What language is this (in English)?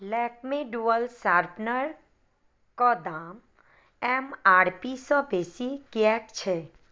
Maithili